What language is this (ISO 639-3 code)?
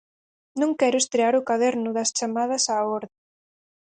glg